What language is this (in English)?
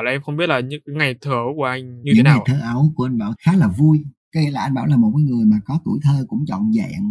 Vietnamese